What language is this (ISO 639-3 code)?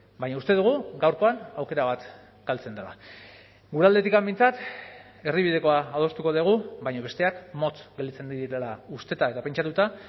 eus